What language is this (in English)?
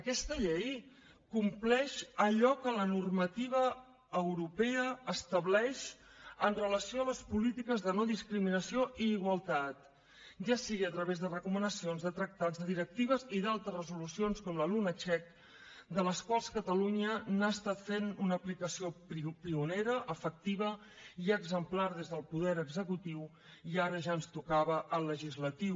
Catalan